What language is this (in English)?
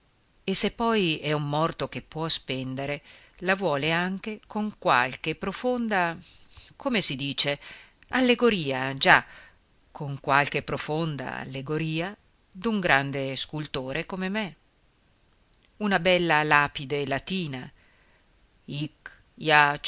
Italian